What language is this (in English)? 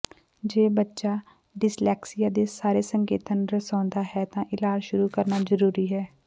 Punjabi